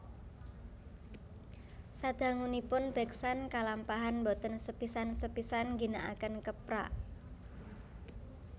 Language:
Javanese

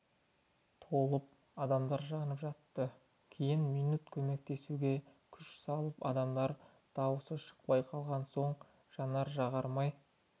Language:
Kazakh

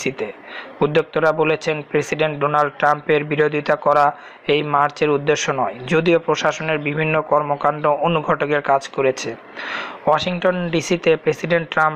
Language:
Arabic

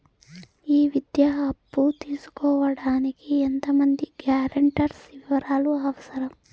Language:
Telugu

